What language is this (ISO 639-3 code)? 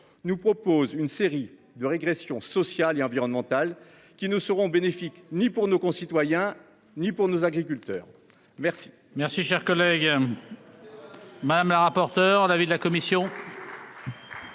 fra